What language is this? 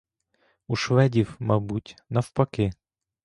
Ukrainian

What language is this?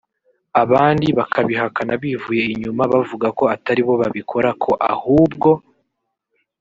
Kinyarwanda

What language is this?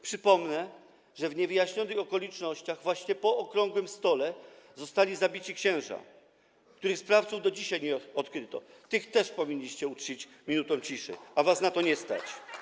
Polish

